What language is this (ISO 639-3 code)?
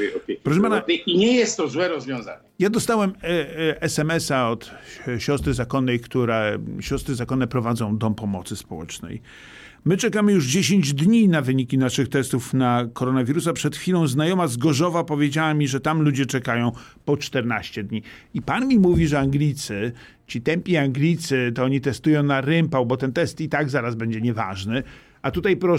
pol